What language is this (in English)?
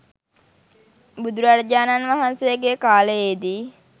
Sinhala